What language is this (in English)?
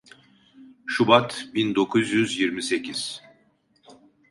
Turkish